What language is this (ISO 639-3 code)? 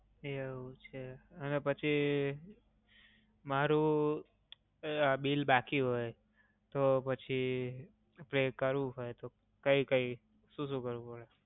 guj